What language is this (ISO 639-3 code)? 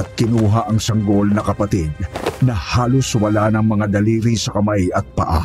fil